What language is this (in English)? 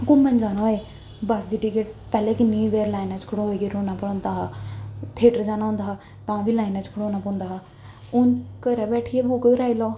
Dogri